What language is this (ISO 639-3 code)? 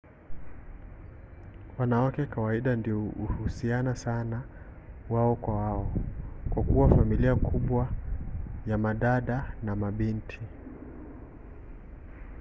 swa